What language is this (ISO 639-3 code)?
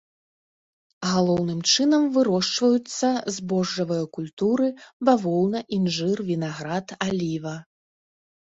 bel